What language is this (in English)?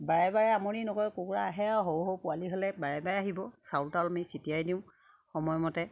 Assamese